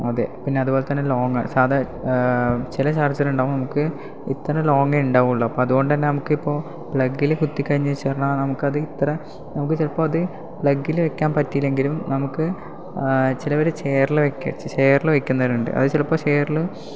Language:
Malayalam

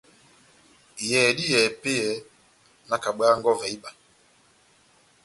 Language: Batanga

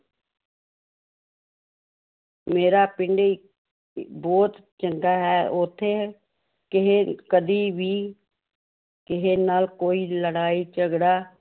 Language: Punjabi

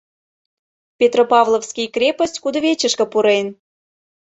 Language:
Mari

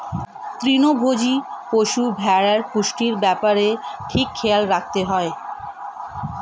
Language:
Bangla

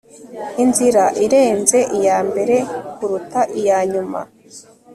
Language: Kinyarwanda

